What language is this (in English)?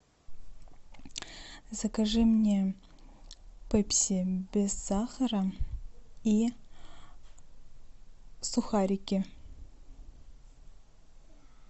Russian